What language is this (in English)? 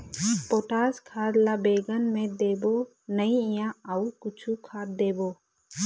Chhattisgarhi